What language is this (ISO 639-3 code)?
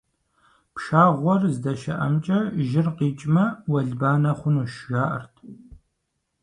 kbd